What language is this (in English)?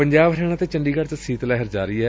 Punjabi